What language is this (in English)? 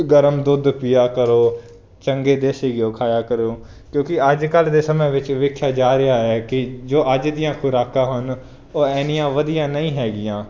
Punjabi